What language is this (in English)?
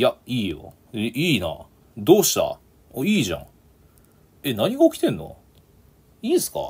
Japanese